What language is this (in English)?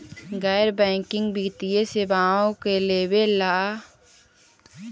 Magahi